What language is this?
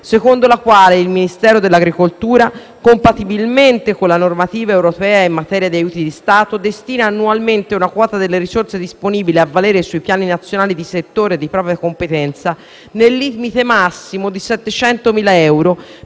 Italian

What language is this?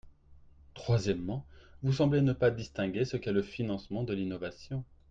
French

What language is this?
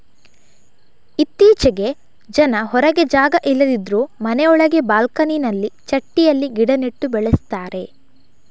Kannada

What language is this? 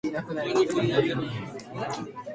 Japanese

